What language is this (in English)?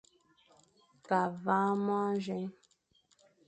Fang